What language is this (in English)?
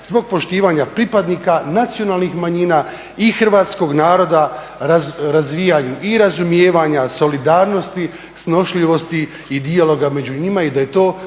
Croatian